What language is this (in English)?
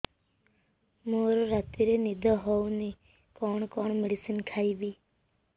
Odia